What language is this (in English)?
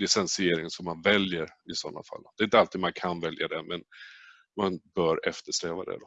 Swedish